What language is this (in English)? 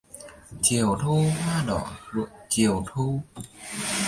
Vietnamese